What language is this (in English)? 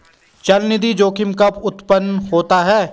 Hindi